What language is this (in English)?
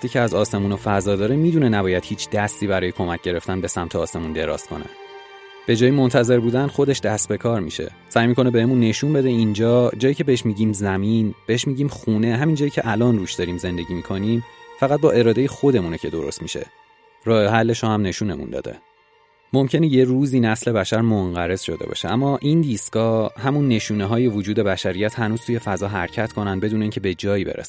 Persian